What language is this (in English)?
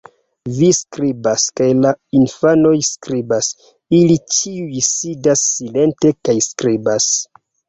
Esperanto